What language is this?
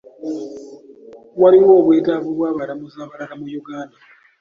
Ganda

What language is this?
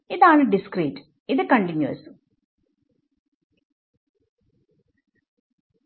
Malayalam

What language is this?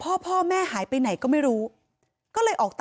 Thai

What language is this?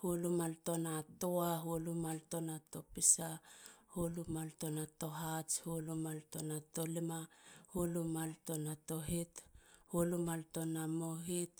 Halia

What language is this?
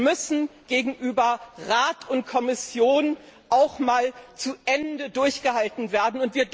German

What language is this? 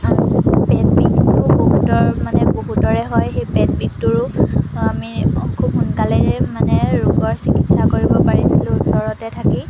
Assamese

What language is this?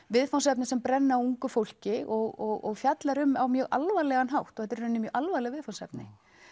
Icelandic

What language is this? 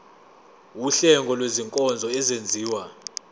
Zulu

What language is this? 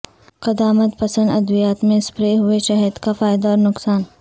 Urdu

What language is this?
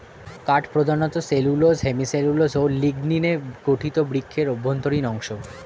Bangla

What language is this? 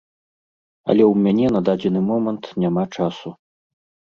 Belarusian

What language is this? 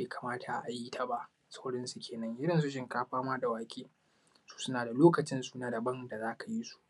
Hausa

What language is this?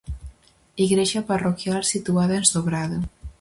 Galician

